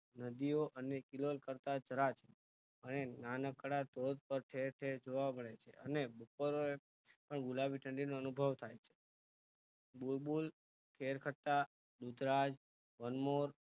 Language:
Gujarati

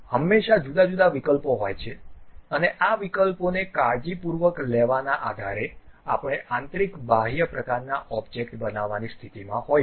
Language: Gujarati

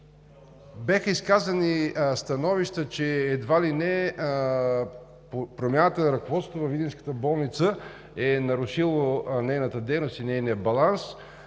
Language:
Bulgarian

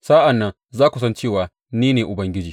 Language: Hausa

